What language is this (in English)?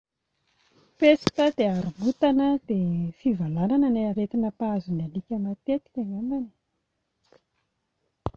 Malagasy